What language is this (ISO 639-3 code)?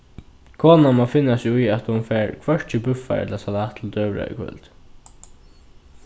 fao